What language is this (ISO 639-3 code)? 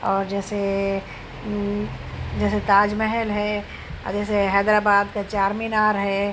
urd